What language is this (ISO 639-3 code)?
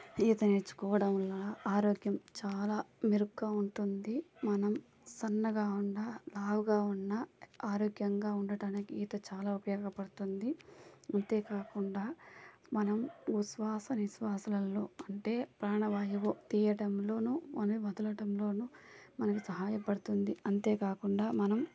tel